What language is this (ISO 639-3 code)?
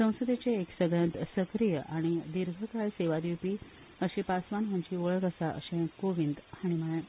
kok